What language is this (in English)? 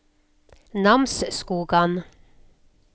Norwegian